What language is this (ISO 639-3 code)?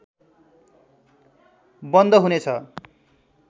nep